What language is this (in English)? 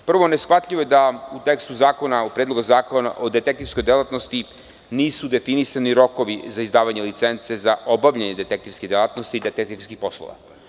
Serbian